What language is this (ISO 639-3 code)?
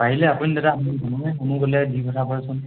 asm